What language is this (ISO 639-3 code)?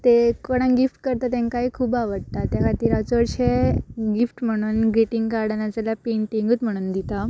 kok